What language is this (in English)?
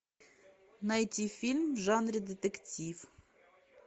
Russian